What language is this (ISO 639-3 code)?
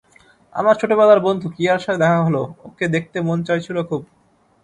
ben